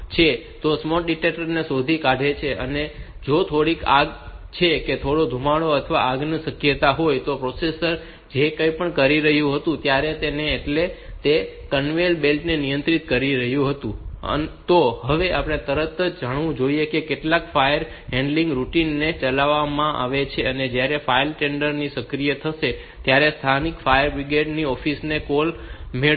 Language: Gujarati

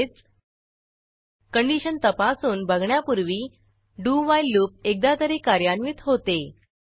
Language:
Marathi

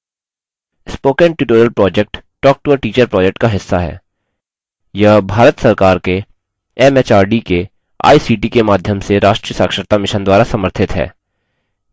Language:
Hindi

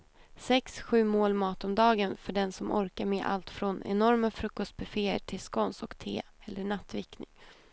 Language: Swedish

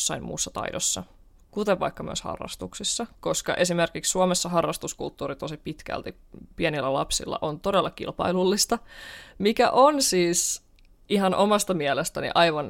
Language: Finnish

